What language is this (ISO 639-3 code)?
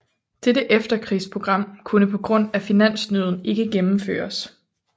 dan